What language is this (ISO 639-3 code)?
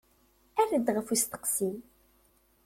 kab